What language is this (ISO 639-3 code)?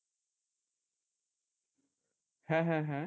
ben